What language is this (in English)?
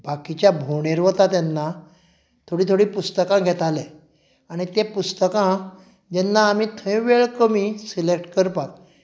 Konkani